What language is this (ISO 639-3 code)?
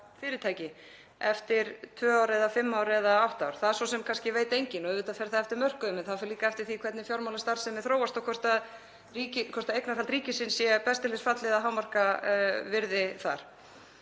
isl